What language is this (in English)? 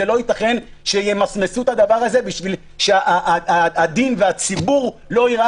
Hebrew